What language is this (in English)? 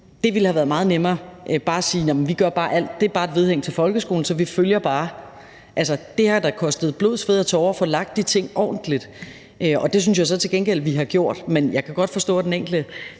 Danish